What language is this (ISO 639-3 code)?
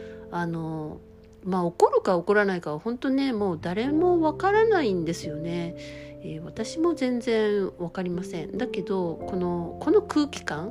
jpn